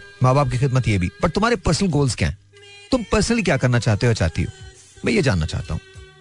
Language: Hindi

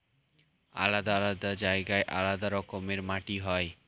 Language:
Bangla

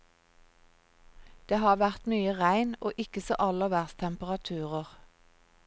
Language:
Norwegian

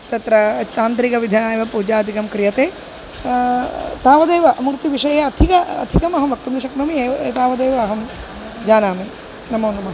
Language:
Sanskrit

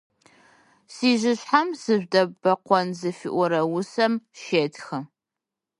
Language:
Adyghe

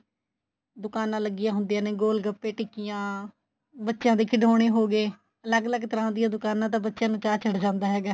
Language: Punjabi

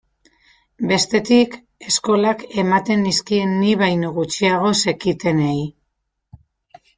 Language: Basque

